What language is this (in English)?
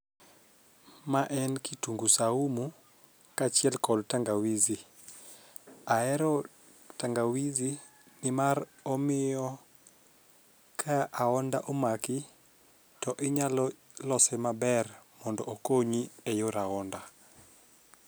Luo (Kenya and Tanzania)